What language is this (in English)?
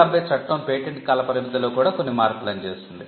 Telugu